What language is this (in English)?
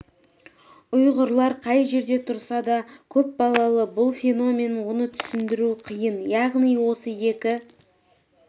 Kazakh